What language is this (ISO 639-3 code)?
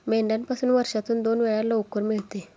mar